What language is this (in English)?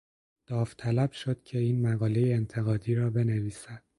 Persian